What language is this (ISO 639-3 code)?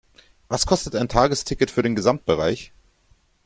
deu